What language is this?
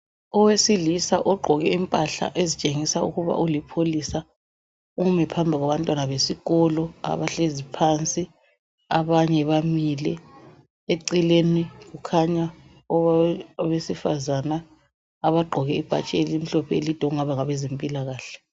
North Ndebele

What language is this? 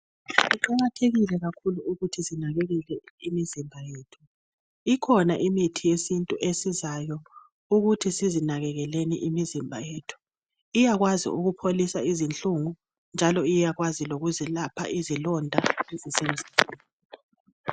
North Ndebele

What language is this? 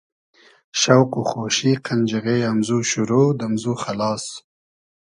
Hazaragi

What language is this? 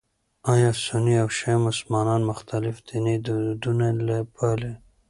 Pashto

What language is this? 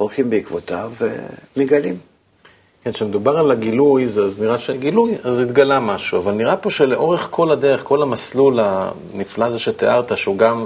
Hebrew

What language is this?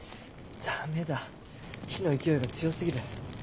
Japanese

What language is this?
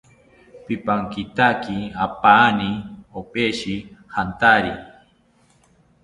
South Ucayali Ashéninka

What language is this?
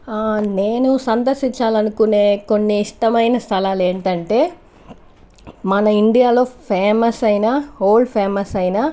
Telugu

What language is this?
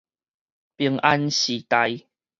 Min Nan Chinese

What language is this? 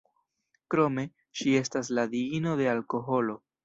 Esperanto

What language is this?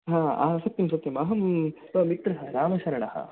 Sanskrit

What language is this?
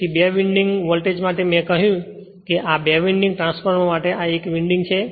Gujarati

